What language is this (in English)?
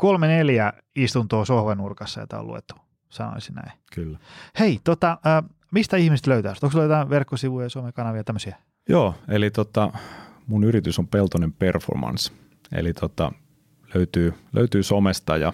Finnish